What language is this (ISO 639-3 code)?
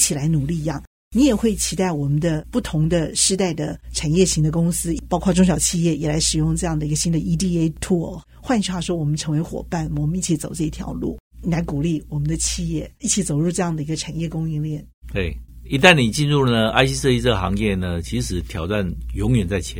zho